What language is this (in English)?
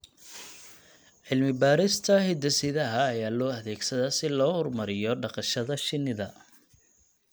Somali